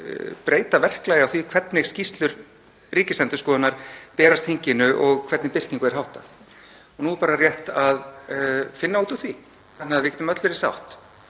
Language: Icelandic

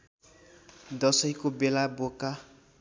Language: Nepali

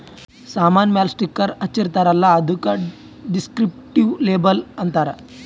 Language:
Kannada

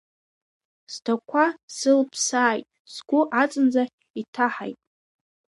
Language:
Abkhazian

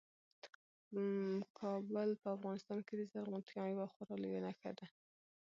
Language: Pashto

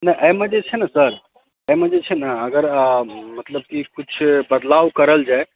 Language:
Maithili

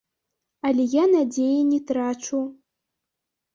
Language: Belarusian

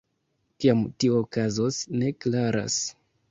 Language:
Esperanto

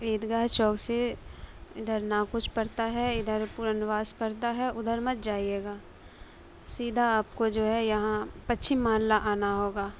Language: Urdu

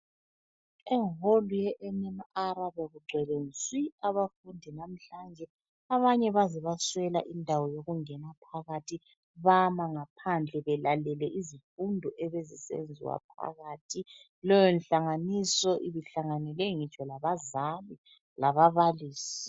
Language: North Ndebele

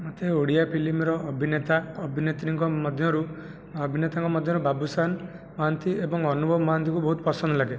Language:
Odia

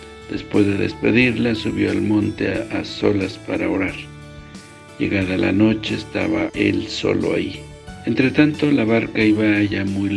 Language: Spanish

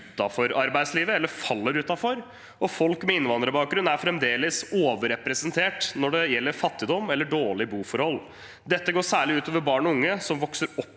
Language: Norwegian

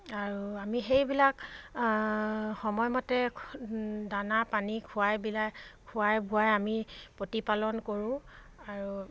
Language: Assamese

